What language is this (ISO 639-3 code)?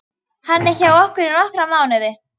isl